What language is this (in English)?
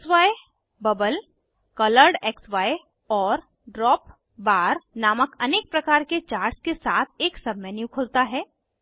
Hindi